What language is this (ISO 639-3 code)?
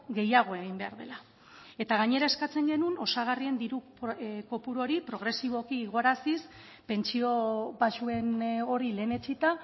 eus